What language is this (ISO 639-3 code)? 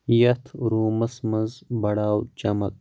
kas